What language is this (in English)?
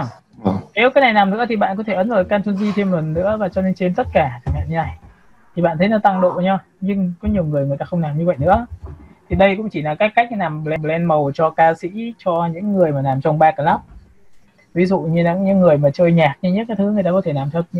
Vietnamese